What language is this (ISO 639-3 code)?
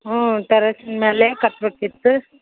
kan